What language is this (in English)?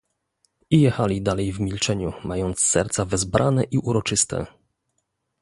Polish